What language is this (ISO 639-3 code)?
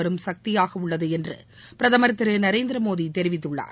tam